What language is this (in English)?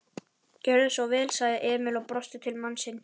Icelandic